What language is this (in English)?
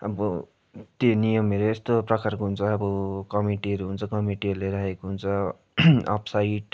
Nepali